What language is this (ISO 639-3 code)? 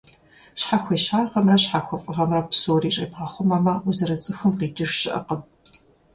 kbd